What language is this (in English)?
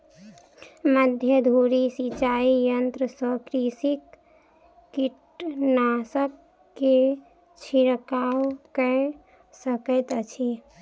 Maithili